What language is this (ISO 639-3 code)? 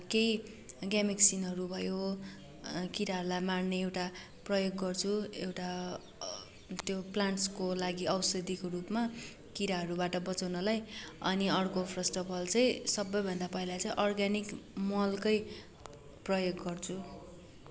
nep